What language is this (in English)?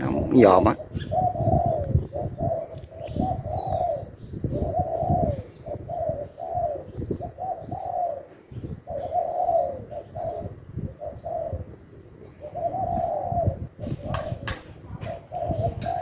Vietnamese